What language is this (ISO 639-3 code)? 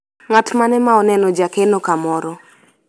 luo